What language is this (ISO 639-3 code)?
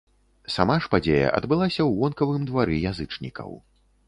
bel